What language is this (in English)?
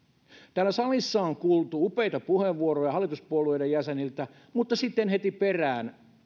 Finnish